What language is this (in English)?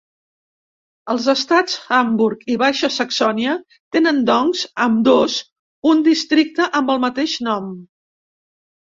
Catalan